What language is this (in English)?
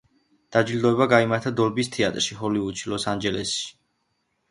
Georgian